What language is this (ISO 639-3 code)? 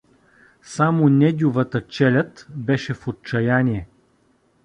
bul